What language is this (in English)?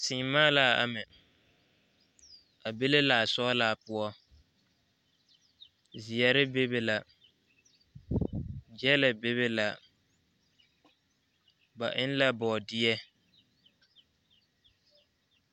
Southern Dagaare